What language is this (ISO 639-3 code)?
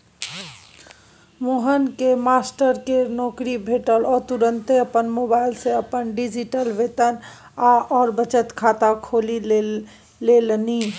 mai